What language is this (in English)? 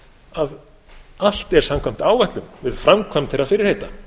Icelandic